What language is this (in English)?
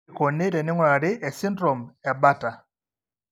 Masai